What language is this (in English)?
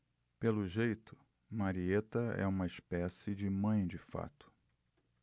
Portuguese